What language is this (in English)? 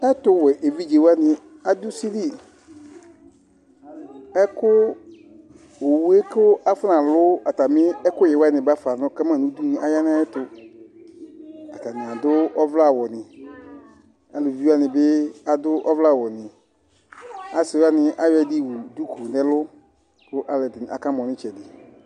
Ikposo